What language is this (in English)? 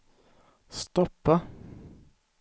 Swedish